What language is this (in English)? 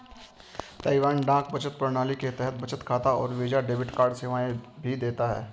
Hindi